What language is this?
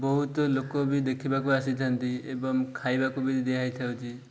Odia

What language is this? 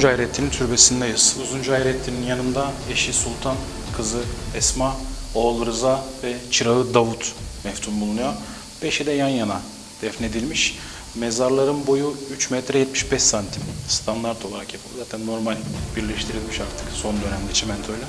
Turkish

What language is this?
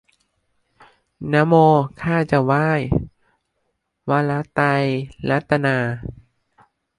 Thai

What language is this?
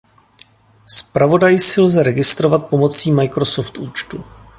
Czech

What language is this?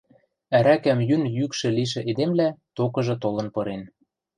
Western Mari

